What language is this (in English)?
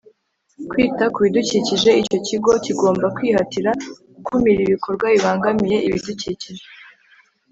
Kinyarwanda